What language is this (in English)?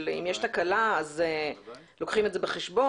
Hebrew